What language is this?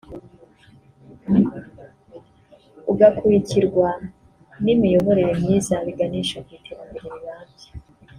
Kinyarwanda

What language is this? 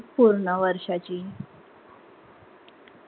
Marathi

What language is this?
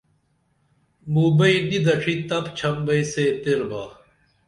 Dameli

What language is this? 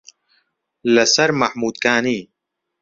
Central Kurdish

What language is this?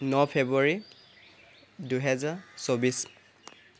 Assamese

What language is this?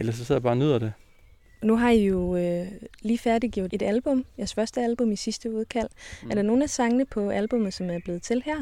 Danish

